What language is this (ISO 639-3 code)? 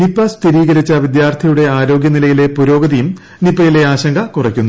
mal